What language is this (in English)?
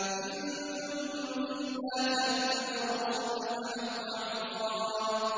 Arabic